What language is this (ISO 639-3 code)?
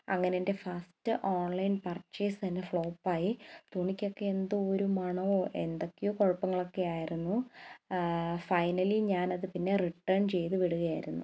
mal